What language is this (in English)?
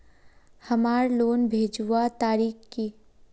Magahi